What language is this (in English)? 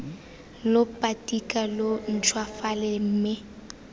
Tswana